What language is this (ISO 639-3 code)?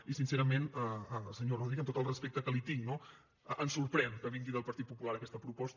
cat